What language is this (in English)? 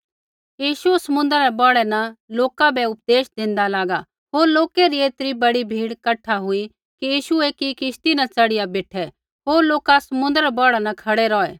Kullu Pahari